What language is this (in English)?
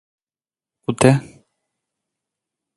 Greek